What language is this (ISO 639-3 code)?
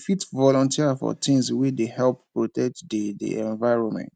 pcm